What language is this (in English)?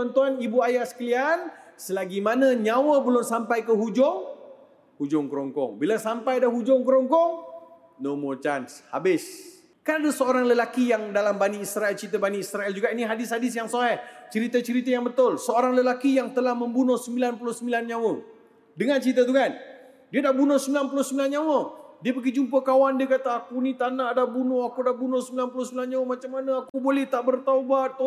Malay